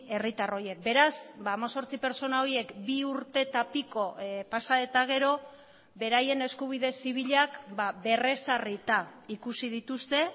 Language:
Basque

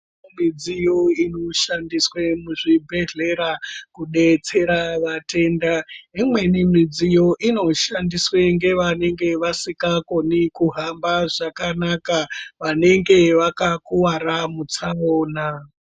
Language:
Ndau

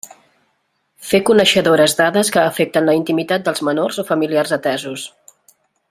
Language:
Catalan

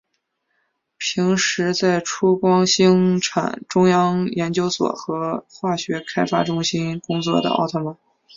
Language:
Chinese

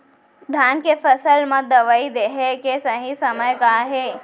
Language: Chhattisgarhi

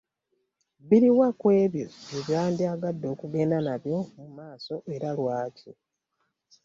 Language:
Ganda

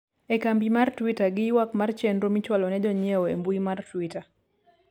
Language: Luo (Kenya and Tanzania)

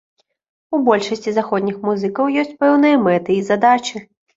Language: Belarusian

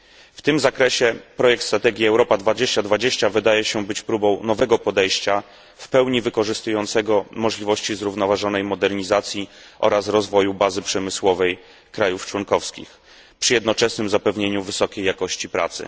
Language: Polish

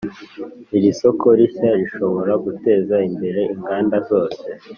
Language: Kinyarwanda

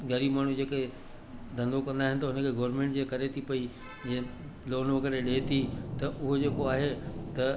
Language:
Sindhi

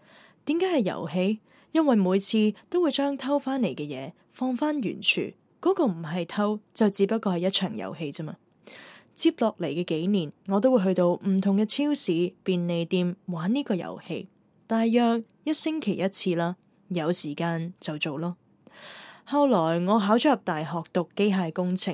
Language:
Chinese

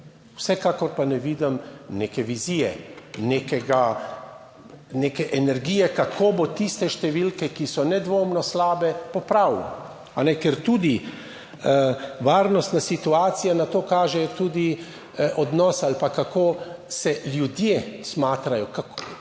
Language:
Slovenian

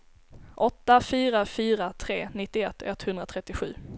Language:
Swedish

